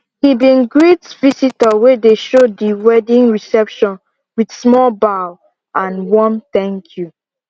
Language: Nigerian Pidgin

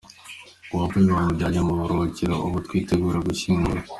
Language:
Kinyarwanda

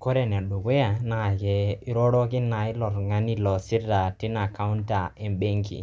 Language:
Masai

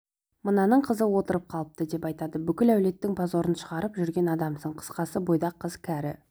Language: Kazakh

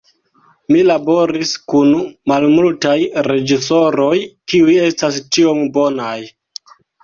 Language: Esperanto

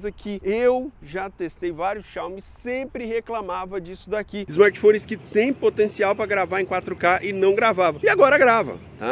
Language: Portuguese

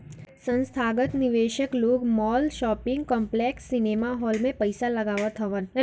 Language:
Bhojpuri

